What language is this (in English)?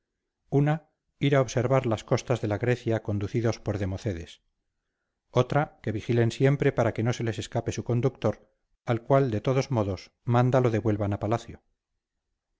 Spanish